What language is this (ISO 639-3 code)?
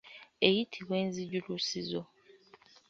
lug